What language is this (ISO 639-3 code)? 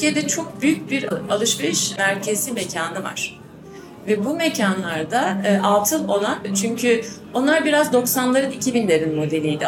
tur